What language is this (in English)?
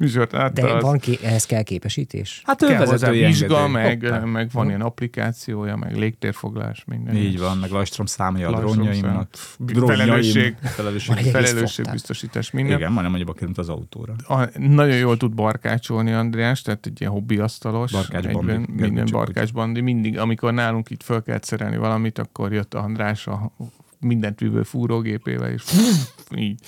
Hungarian